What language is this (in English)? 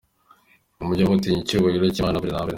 Kinyarwanda